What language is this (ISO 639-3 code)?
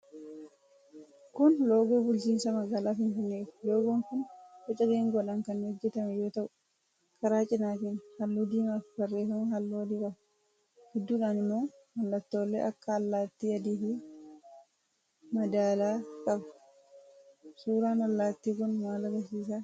orm